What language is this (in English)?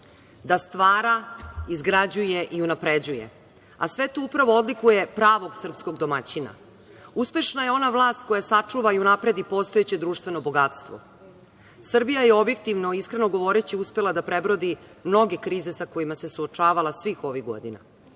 Serbian